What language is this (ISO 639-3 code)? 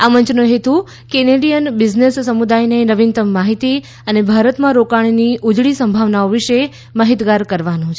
guj